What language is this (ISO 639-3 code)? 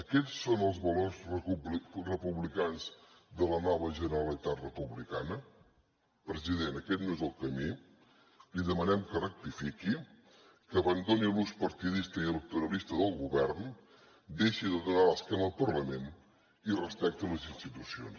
cat